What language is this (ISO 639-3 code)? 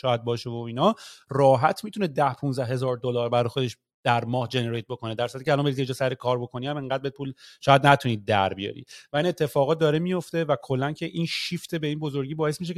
fas